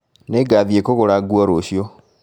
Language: Kikuyu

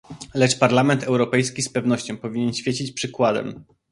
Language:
Polish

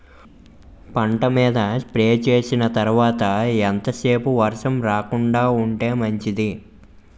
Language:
Telugu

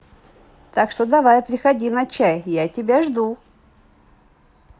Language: Russian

